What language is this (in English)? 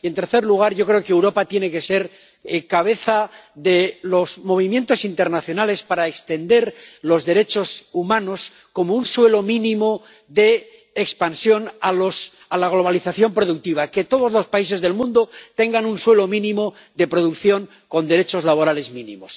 Spanish